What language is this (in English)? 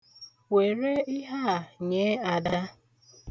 Igbo